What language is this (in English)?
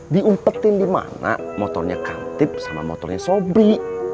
Indonesian